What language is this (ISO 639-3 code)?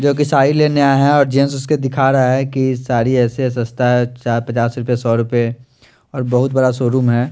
hin